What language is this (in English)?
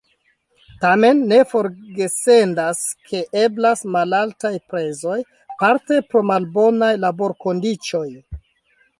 Esperanto